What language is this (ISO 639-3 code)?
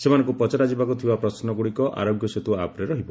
ori